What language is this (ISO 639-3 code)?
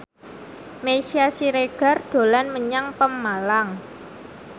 jav